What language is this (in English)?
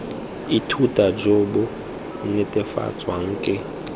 Tswana